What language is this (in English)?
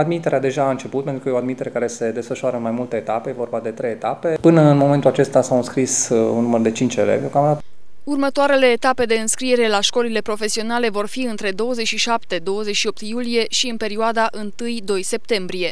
Romanian